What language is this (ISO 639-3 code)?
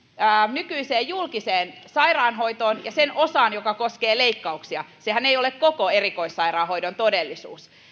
fin